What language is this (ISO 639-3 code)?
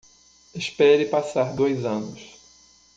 por